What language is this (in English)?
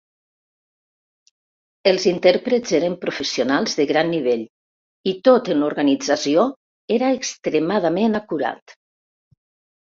Catalan